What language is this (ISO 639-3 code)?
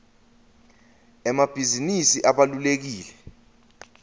ssw